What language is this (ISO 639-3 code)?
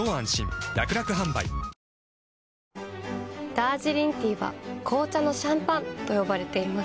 jpn